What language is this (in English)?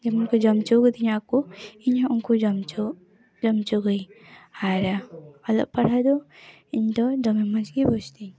Santali